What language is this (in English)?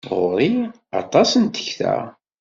Kabyle